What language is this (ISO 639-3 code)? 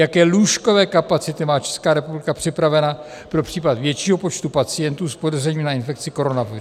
ces